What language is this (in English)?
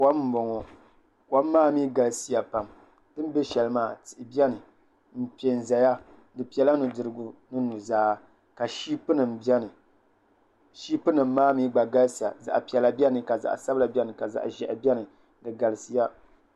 Dagbani